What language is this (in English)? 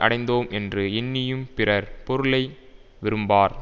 Tamil